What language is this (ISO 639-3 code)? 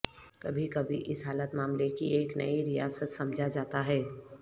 urd